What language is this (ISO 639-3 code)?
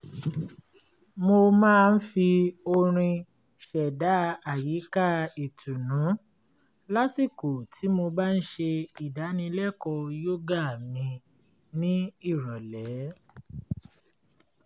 yor